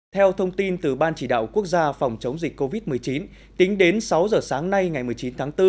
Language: Vietnamese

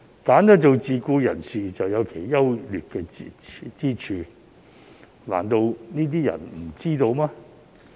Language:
Cantonese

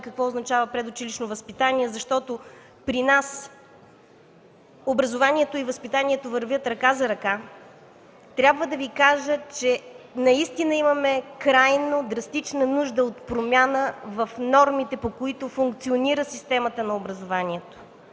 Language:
Bulgarian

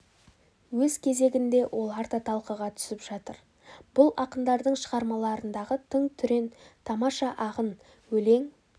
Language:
Kazakh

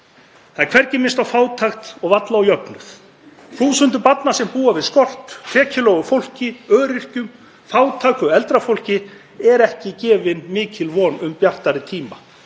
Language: Icelandic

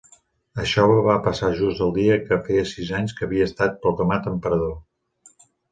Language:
Catalan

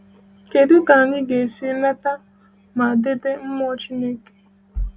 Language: Igbo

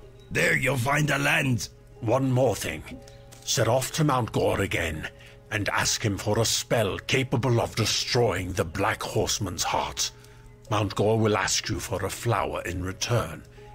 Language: German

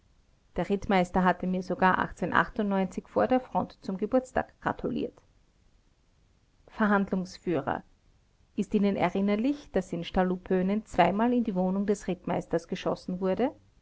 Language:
German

